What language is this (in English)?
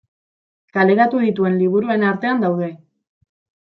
Basque